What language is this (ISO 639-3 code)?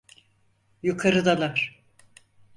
tur